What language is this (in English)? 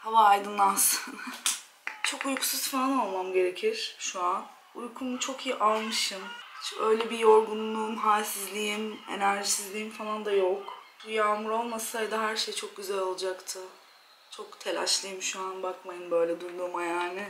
Turkish